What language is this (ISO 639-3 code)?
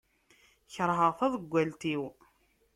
kab